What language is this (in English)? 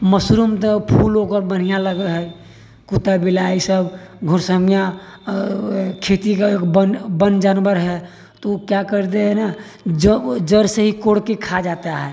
Maithili